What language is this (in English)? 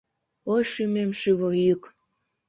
Mari